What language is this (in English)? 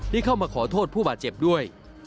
Thai